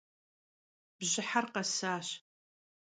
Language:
Kabardian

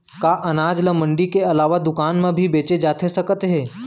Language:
Chhattisgarhi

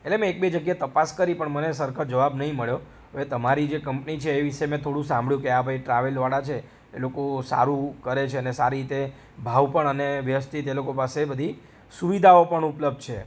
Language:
Gujarati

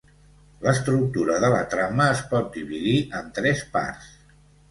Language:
Catalan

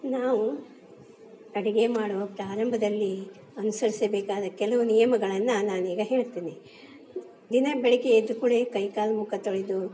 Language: Kannada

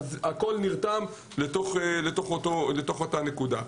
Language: Hebrew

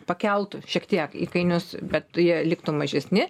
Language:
Lithuanian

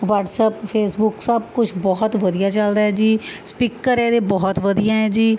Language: Punjabi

